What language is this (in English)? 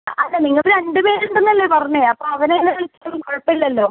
Malayalam